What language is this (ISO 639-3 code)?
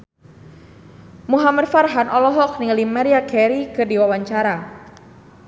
sun